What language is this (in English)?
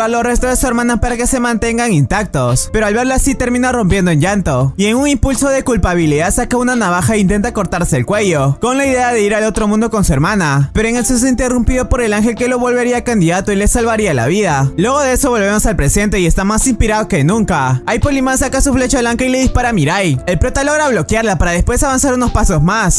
Spanish